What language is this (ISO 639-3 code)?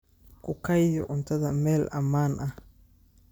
som